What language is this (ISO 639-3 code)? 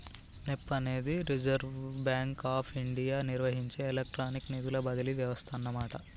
tel